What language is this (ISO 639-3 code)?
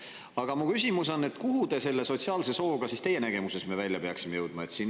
est